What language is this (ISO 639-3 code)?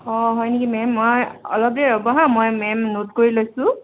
asm